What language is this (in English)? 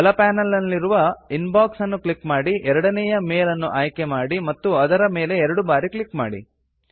Kannada